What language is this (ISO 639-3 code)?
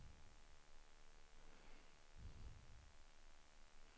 swe